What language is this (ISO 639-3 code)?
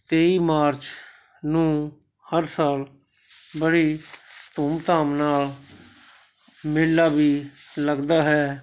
pan